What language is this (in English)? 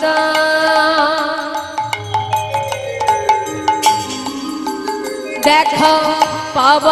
Hindi